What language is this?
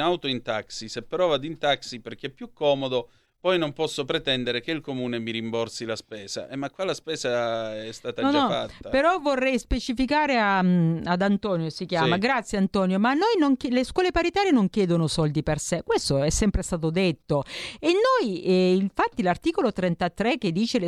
Italian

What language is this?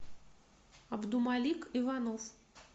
Russian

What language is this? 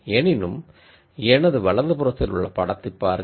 Tamil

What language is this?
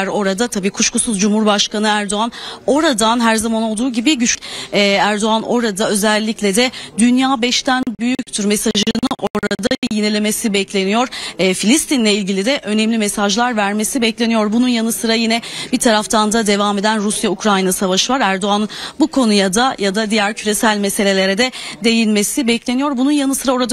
Turkish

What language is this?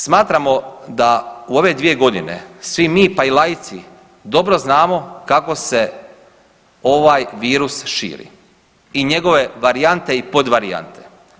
Croatian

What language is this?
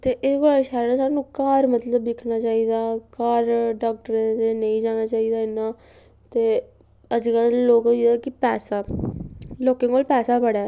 Dogri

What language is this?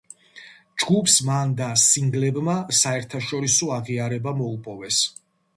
Georgian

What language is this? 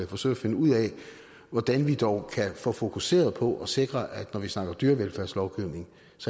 Danish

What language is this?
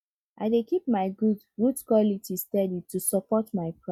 Nigerian Pidgin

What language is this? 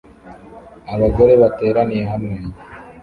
Kinyarwanda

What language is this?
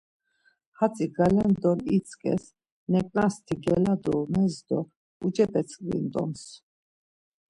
Laz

